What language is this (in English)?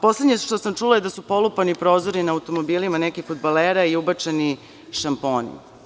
Serbian